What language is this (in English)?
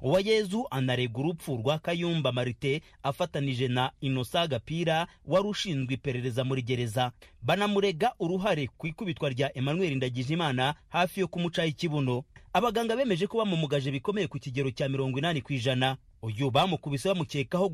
Swahili